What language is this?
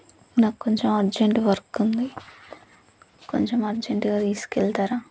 Telugu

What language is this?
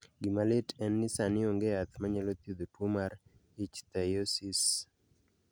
Luo (Kenya and Tanzania)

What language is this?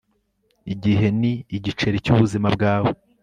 Kinyarwanda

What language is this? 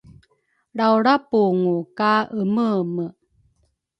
Rukai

